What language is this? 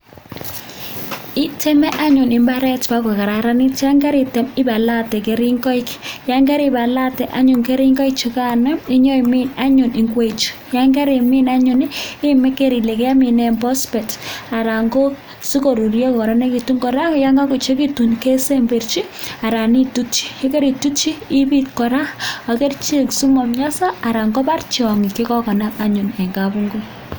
Kalenjin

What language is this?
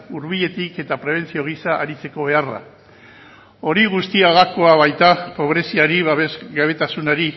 Basque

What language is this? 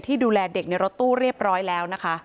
Thai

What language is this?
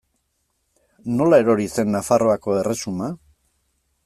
Basque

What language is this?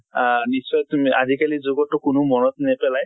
Assamese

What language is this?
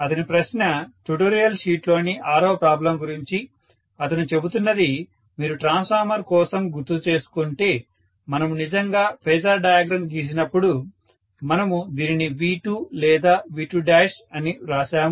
Telugu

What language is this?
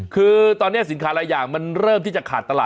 Thai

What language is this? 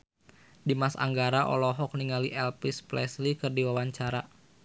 Sundanese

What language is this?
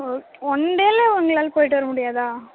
Tamil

